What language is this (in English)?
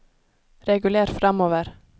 Norwegian